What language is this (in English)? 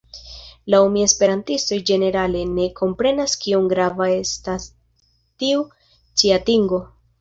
Esperanto